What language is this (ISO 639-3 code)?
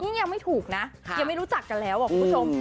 tha